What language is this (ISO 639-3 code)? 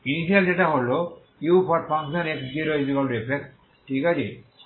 ben